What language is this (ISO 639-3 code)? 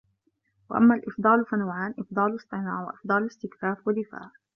ara